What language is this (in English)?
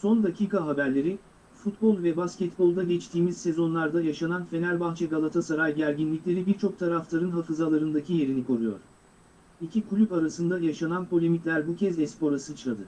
Turkish